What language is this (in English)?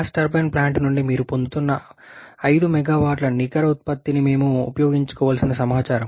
Telugu